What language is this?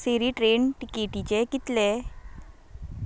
Konkani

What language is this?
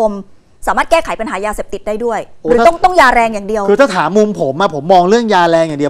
Thai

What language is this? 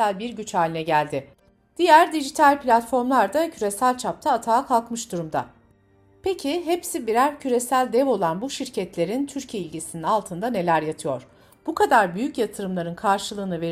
Turkish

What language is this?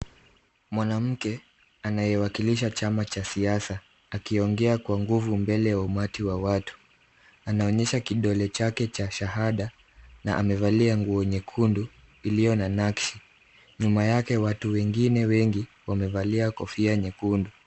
Swahili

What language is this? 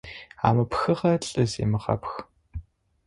Adyghe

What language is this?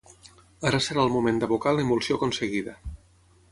Catalan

